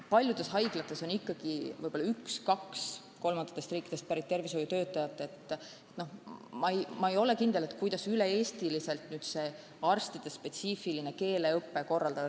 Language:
Estonian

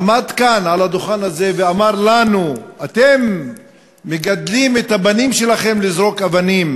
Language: Hebrew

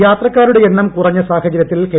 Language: Malayalam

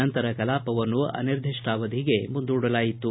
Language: Kannada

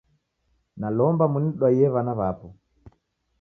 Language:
Taita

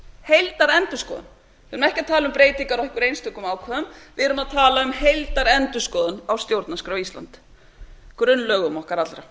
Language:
Icelandic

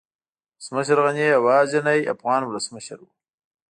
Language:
Pashto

